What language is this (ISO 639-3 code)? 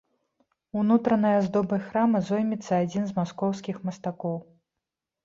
bel